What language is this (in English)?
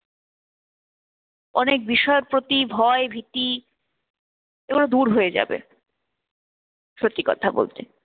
Bangla